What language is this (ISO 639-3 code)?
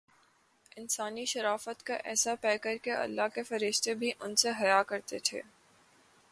urd